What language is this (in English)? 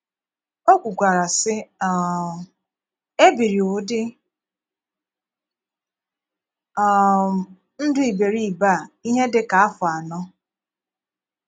Igbo